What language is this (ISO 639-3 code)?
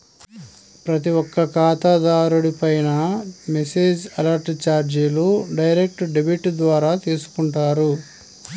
tel